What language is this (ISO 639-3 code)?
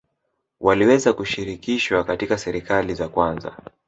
swa